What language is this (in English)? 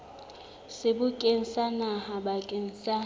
Southern Sotho